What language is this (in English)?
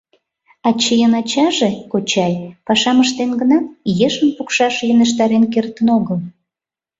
Mari